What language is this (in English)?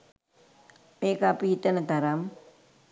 Sinhala